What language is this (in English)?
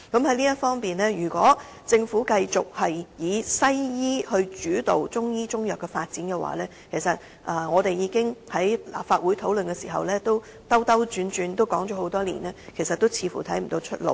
Cantonese